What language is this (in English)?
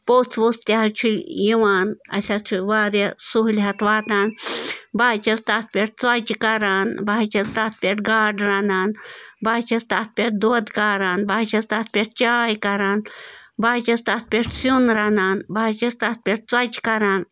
Kashmiri